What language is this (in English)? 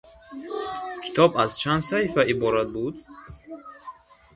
Tajik